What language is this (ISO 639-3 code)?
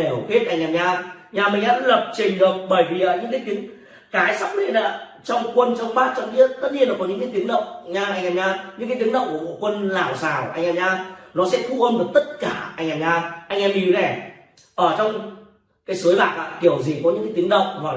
vie